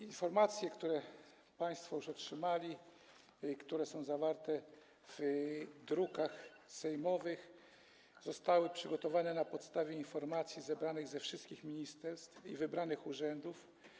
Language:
Polish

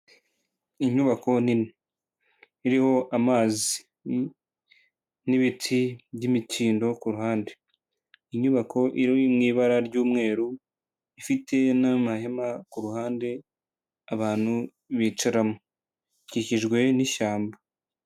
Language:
Kinyarwanda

